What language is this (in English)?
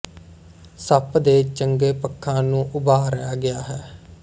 Punjabi